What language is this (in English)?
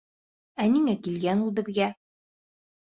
Bashkir